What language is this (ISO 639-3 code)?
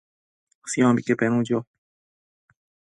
mcf